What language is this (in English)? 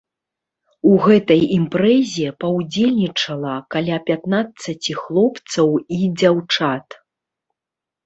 Belarusian